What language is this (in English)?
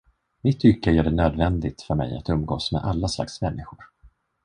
Swedish